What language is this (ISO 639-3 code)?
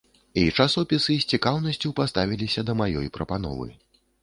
bel